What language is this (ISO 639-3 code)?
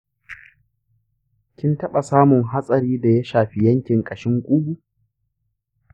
hau